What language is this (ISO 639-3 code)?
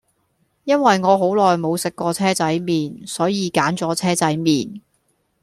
yue